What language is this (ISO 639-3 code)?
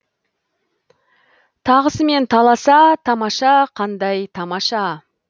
kaz